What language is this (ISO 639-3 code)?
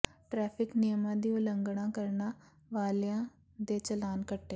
pan